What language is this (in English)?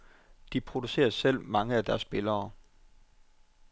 Danish